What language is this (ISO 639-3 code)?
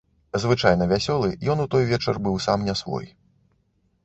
bel